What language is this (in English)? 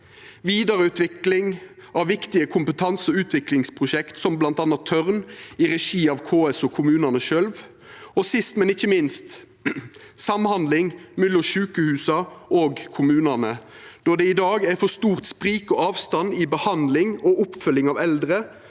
Norwegian